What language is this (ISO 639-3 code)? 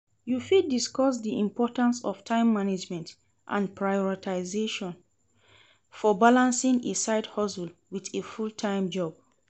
pcm